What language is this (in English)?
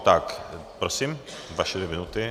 Czech